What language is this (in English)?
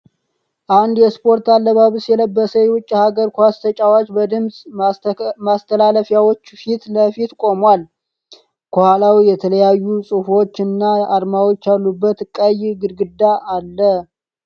Amharic